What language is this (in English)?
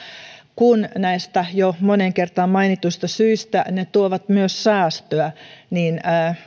Finnish